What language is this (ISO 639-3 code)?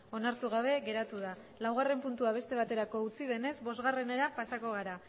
eus